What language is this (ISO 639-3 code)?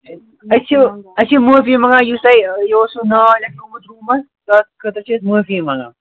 kas